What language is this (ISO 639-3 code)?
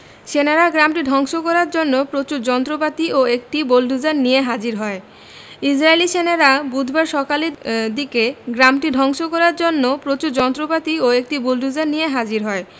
ben